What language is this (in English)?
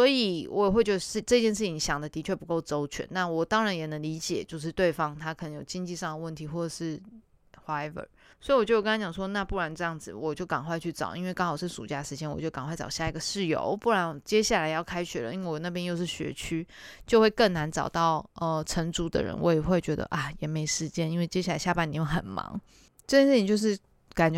Chinese